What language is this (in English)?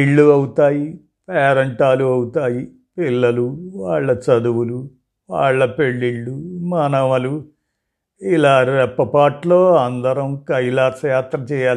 Telugu